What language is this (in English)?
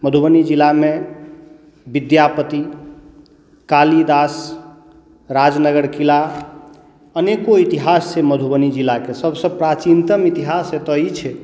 Maithili